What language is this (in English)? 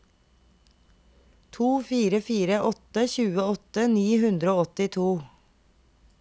Norwegian